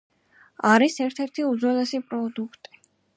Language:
Georgian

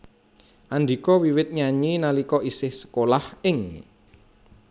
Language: Javanese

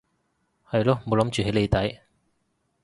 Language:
Cantonese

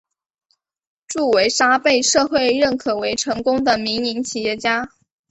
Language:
Chinese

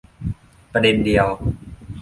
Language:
Thai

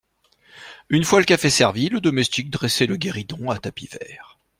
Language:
French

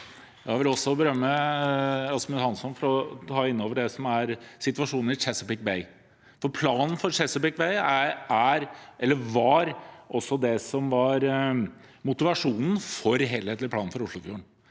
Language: Norwegian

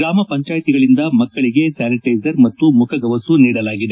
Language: Kannada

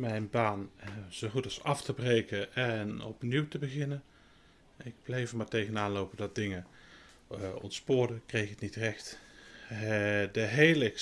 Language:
Dutch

